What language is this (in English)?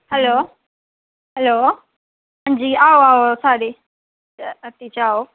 Dogri